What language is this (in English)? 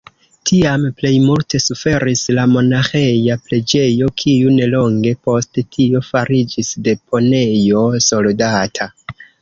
Esperanto